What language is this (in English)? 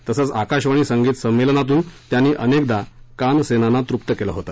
Marathi